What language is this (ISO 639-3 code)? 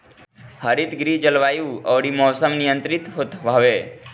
bho